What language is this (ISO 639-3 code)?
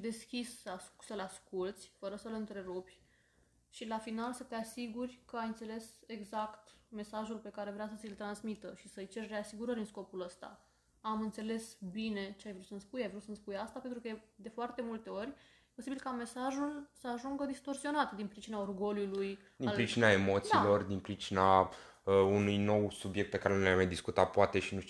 ron